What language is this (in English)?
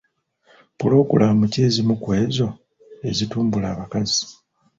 Ganda